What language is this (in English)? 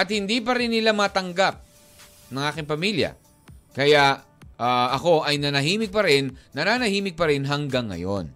Filipino